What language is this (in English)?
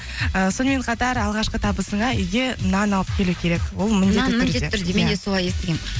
Kazakh